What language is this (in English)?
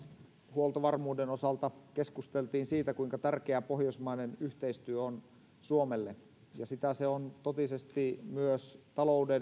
Finnish